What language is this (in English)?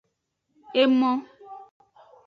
Aja (Benin)